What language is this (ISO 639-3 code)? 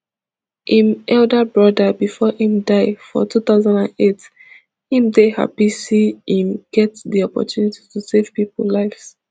pcm